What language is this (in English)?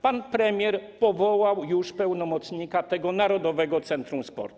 Polish